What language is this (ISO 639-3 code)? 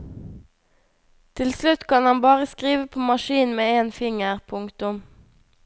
nor